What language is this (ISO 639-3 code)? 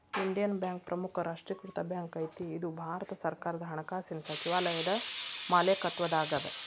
kan